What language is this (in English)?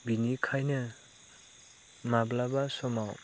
Bodo